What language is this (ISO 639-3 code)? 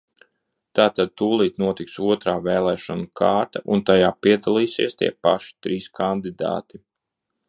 lav